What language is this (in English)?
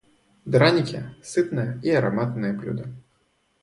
Russian